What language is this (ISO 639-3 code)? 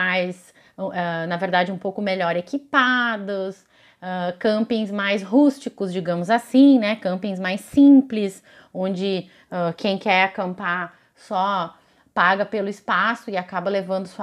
por